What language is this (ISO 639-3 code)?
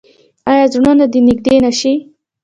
pus